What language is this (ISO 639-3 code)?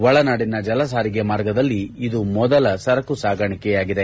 kan